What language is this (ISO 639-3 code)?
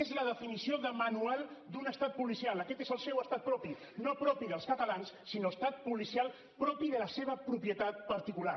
cat